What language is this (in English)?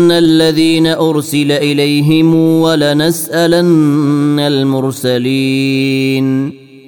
Arabic